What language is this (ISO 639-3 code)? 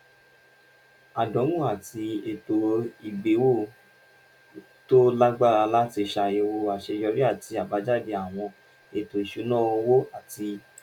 yor